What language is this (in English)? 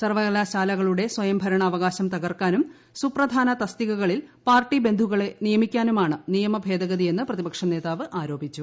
Malayalam